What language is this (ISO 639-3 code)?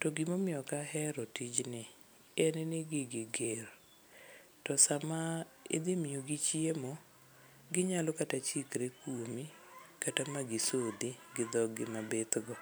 luo